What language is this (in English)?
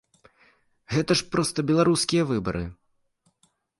Belarusian